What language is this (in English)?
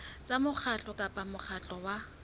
Southern Sotho